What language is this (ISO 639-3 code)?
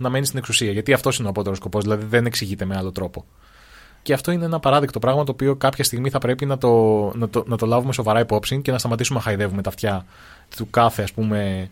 ell